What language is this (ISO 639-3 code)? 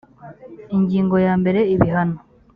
kin